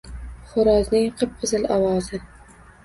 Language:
Uzbek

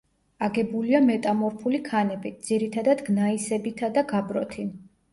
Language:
Georgian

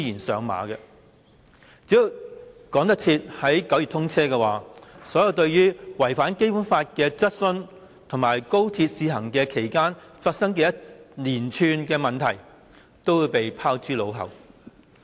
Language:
Cantonese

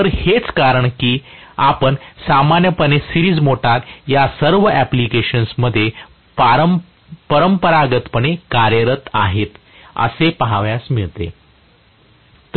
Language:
Marathi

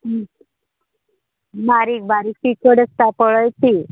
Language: Konkani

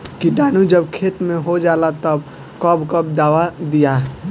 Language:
Bhojpuri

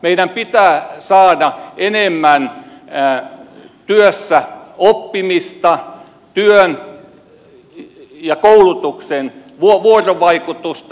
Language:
Finnish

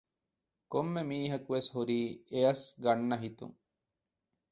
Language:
Divehi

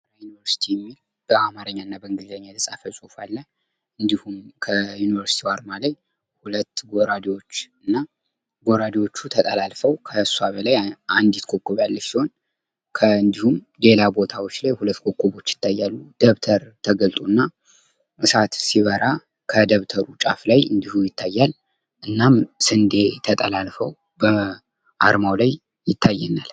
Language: Amharic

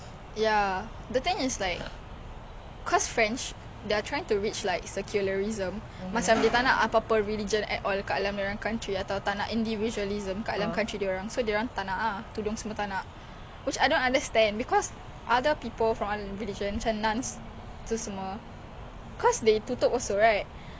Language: English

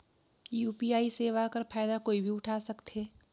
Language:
Chhattisgarhi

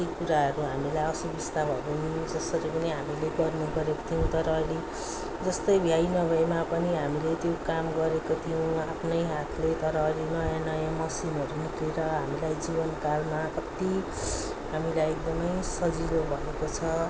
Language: Nepali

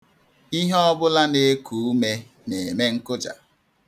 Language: Igbo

